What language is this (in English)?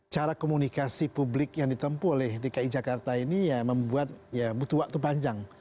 Indonesian